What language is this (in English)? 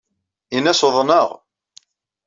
Kabyle